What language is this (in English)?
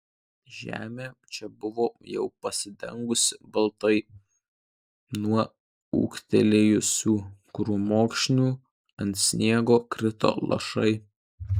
Lithuanian